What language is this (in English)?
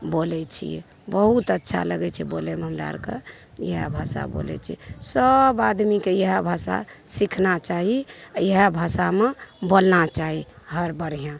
Maithili